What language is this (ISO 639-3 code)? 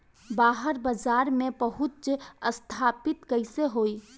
bho